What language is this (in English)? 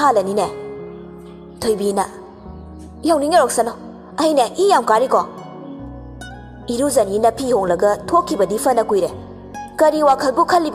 Indonesian